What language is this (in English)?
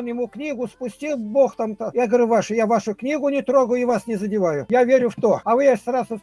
Russian